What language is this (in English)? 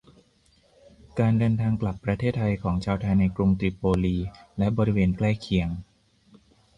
Thai